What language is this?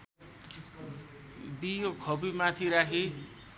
Nepali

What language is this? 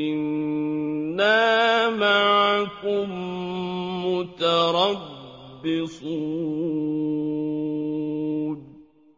Arabic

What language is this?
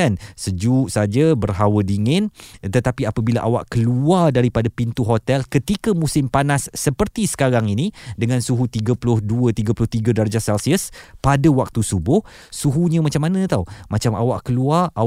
Malay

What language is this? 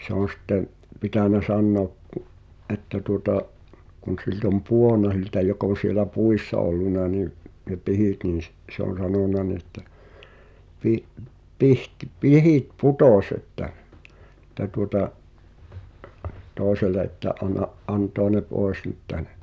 Finnish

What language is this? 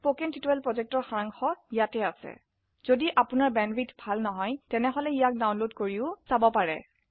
Assamese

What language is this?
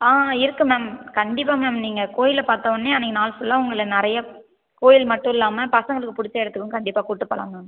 Tamil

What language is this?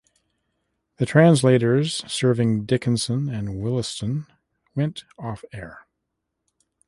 English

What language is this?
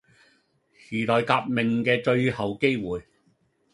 Cantonese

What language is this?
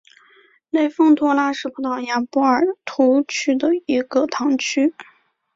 Chinese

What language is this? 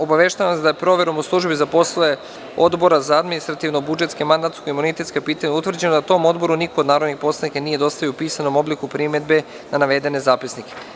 Serbian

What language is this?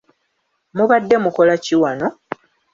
Ganda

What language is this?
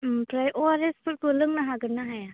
Bodo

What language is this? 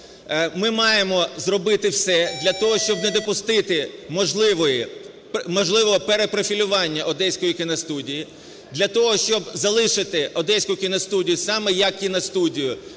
Ukrainian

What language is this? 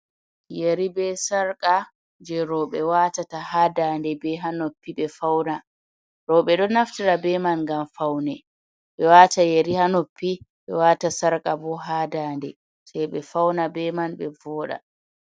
Fula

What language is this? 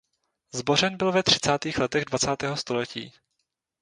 Czech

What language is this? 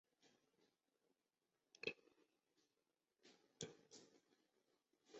Chinese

